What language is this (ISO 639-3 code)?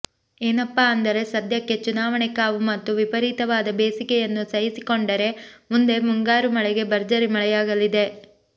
kan